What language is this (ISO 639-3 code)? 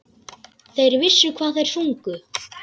isl